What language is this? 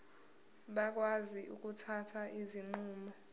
Zulu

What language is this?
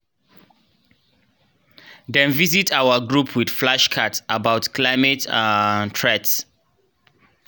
Nigerian Pidgin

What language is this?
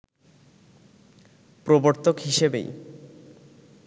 Bangla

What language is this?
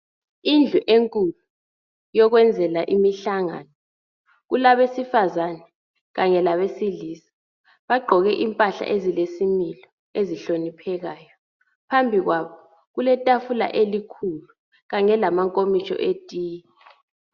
North Ndebele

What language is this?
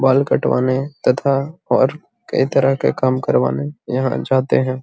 Magahi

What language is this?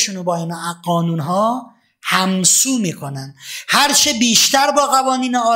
Persian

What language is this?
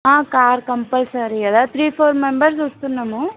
Telugu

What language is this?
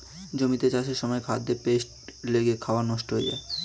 Bangla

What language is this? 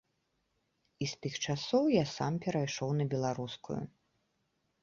Belarusian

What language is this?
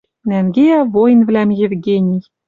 Western Mari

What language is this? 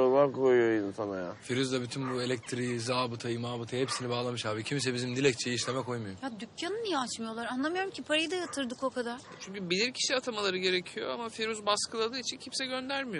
Turkish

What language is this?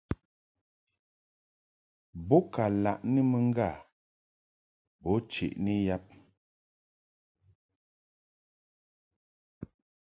Mungaka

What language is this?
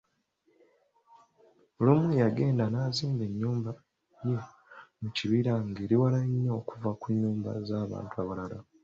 Ganda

